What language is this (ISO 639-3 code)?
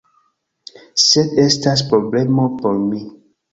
epo